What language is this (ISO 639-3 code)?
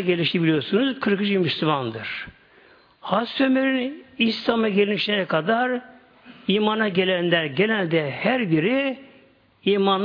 tur